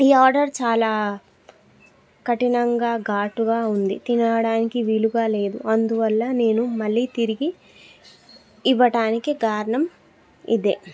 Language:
Telugu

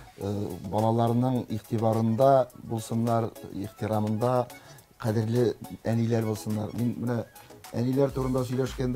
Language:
Turkish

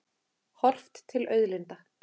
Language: Icelandic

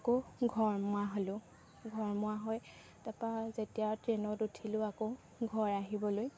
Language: Assamese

